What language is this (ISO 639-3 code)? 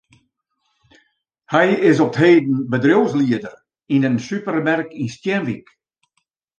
fry